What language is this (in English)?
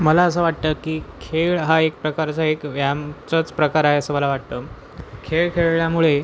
Marathi